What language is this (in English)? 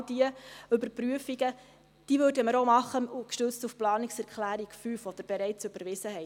Swiss German